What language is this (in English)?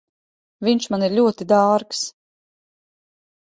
Latvian